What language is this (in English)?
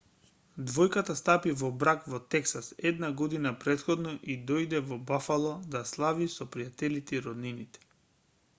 Macedonian